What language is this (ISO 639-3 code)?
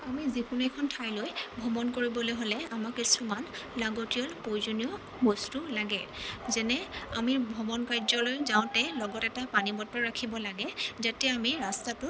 asm